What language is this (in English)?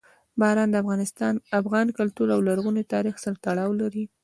Pashto